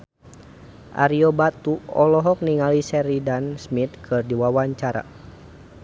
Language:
Sundanese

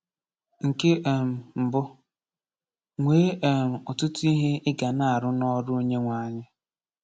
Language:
Igbo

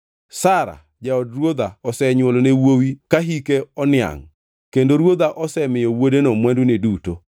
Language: Luo (Kenya and Tanzania)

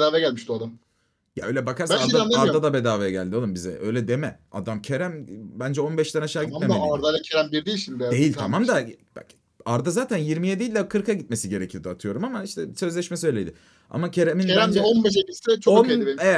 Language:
Turkish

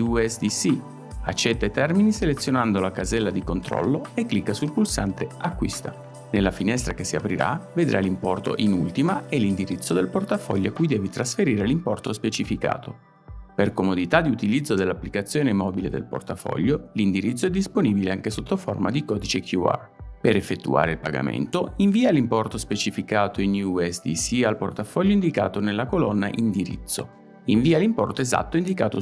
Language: Italian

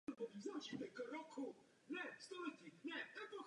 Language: Czech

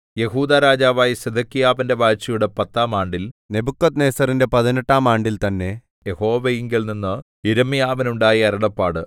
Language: Malayalam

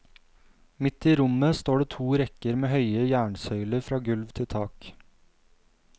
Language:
Norwegian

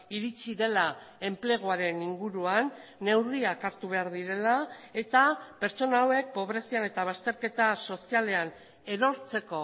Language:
Basque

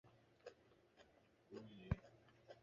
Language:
Chinese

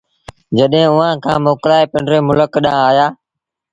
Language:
Sindhi Bhil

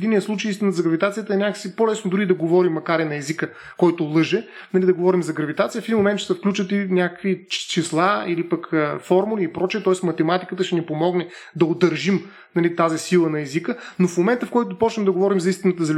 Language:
Bulgarian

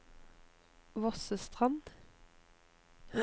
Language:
Norwegian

